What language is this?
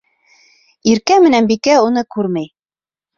Bashkir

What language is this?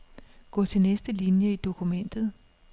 Danish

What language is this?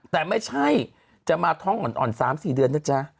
Thai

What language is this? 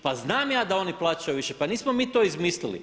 Croatian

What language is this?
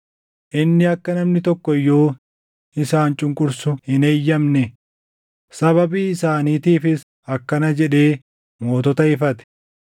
Oromo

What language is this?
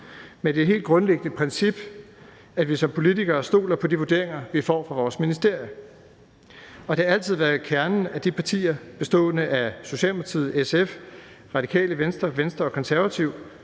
Danish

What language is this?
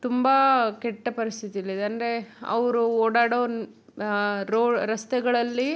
Kannada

